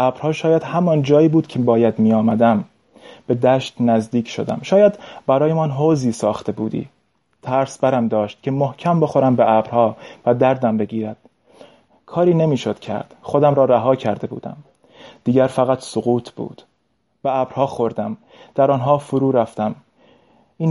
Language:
Persian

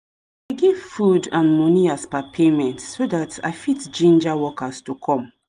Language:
Nigerian Pidgin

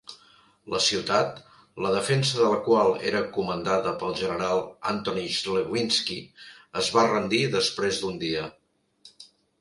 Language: Catalan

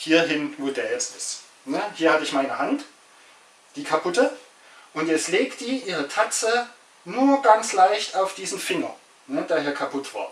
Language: German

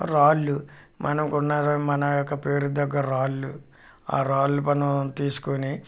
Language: Telugu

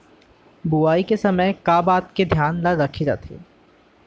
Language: Chhattisgarhi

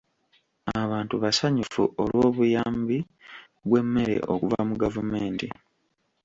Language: Ganda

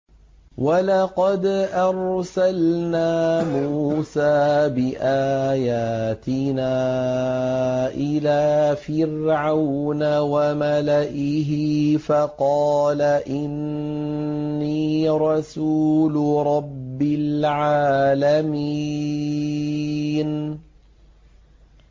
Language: Arabic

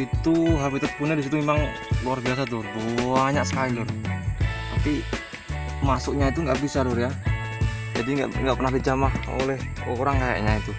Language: Indonesian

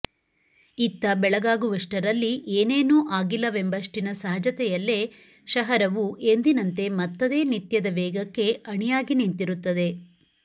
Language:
Kannada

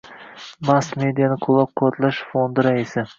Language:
Uzbek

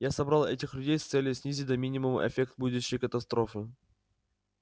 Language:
Russian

